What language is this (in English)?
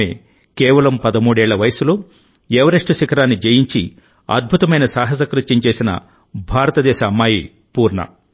Telugu